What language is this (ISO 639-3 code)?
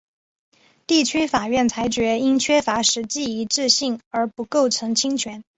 zho